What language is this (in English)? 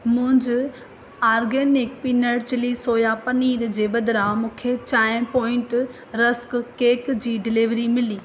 Sindhi